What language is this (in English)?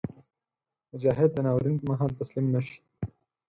Pashto